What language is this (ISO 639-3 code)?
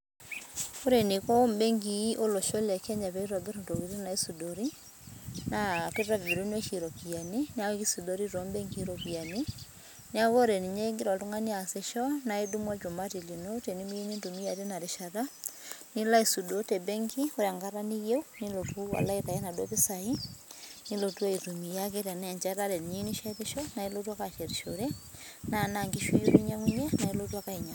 mas